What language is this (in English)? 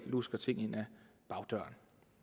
Danish